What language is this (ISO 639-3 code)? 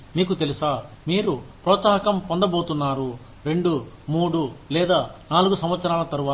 tel